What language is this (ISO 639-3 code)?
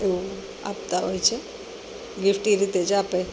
guj